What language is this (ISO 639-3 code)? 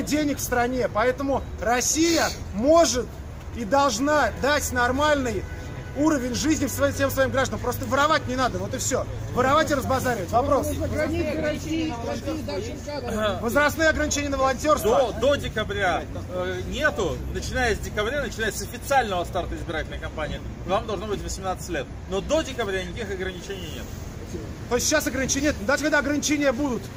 rus